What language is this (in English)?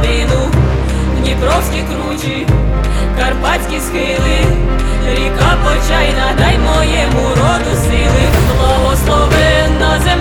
Ukrainian